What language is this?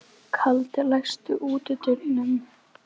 Icelandic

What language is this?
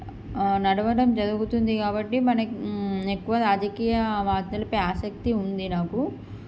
Telugu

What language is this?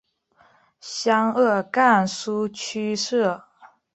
Chinese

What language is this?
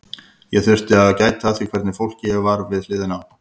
Icelandic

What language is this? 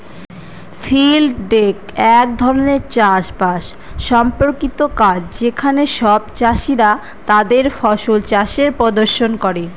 Bangla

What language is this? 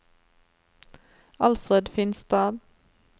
Norwegian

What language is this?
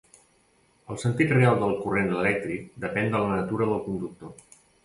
Catalan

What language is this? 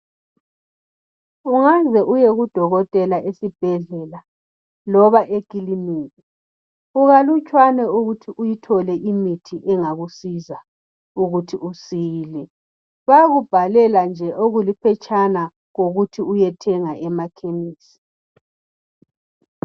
North Ndebele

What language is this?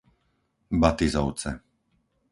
Slovak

